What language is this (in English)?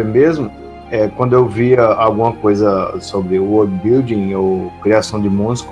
Portuguese